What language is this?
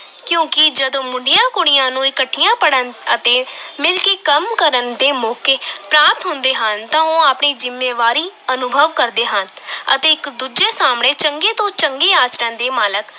Punjabi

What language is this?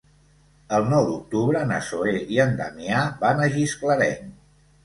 Catalan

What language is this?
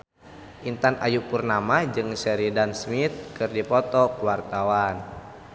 Sundanese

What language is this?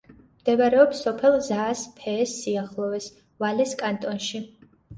Georgian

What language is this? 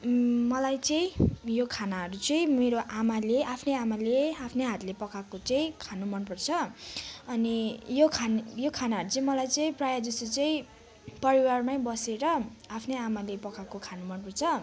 Nepali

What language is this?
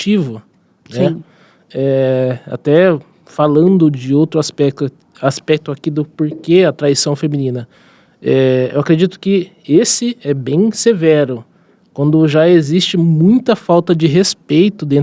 Portuguese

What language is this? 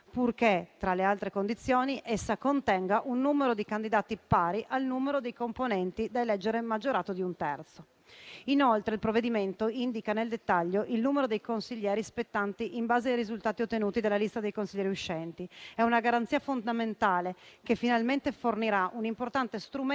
Italian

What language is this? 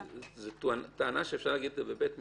Hebrew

